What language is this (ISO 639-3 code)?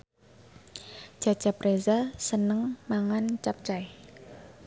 jav